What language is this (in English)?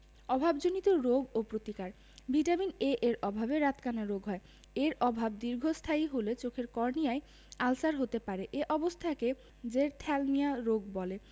Bangla